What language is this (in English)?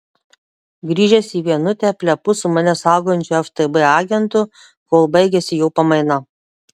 Lithuanian